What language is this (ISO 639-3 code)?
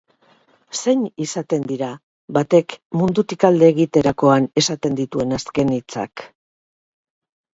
eus